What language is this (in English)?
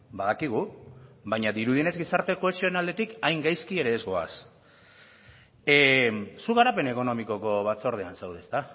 Basque